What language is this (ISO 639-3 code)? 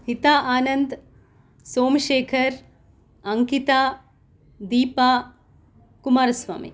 san